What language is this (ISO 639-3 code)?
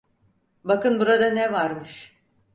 tur